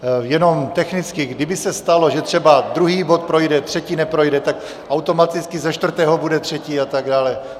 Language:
Czech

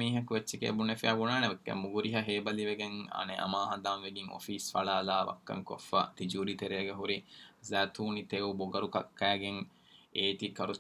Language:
Urdu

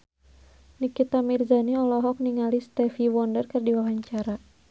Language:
Sundanese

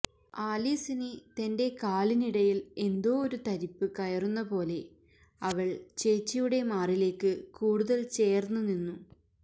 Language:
Malayalam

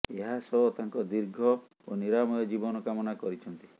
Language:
Odia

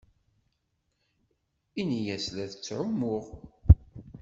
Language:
Kabyle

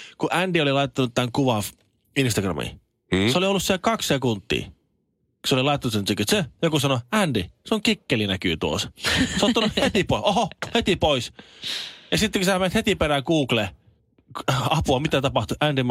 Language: Finnish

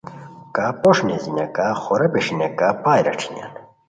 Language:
Khowar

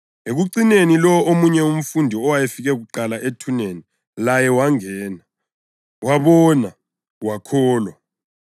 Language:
North Ndebele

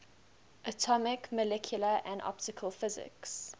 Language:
English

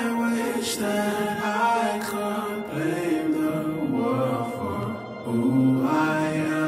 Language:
English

